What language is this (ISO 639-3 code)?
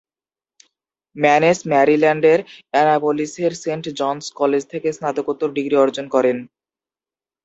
ben